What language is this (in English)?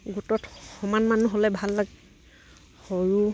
Assamese